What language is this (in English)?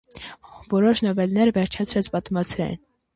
Armenian